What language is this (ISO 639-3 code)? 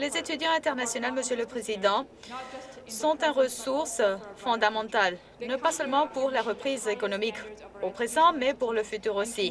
fra